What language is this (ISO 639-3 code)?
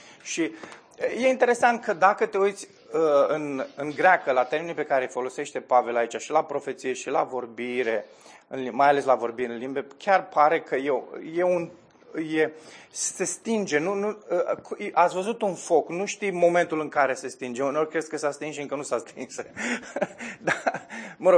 ron